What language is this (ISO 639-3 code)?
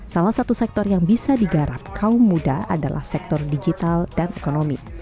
ind